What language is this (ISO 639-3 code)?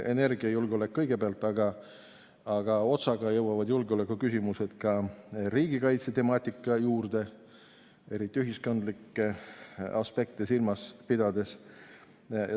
est